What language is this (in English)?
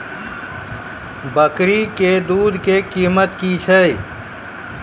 Maithili